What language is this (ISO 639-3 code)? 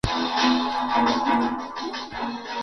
swa